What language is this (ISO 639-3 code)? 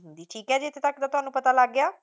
pan